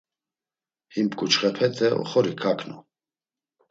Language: Laz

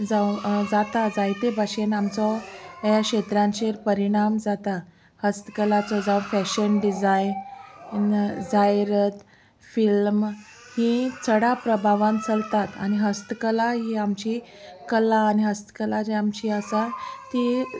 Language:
Konkani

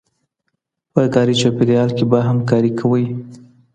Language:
Pashto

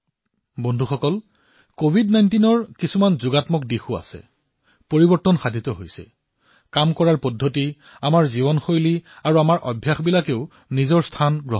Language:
Assamese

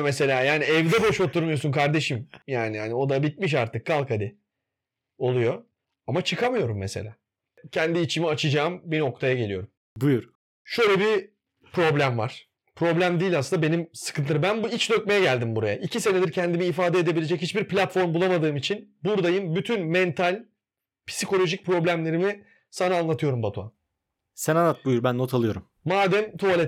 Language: Turkish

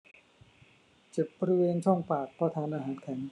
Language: Thai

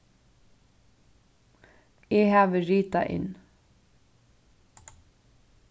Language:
Faroese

